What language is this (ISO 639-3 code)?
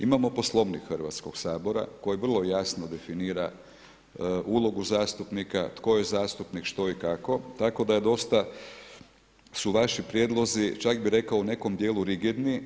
hrv